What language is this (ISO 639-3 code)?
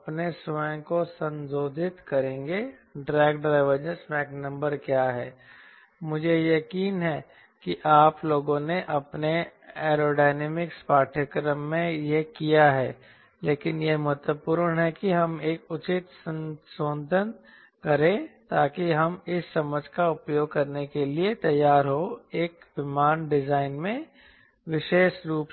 hin